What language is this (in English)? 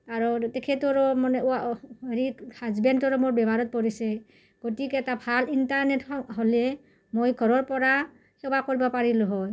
Assamese